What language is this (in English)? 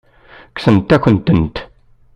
Kabyle